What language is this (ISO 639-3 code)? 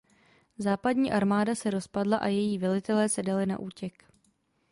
ces